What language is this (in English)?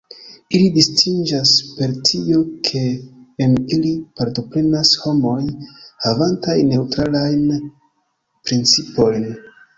Esperanto